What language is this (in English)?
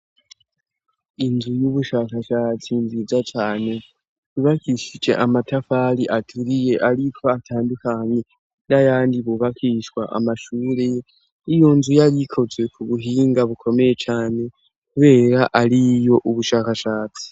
Rundi